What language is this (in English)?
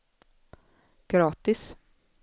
Swedish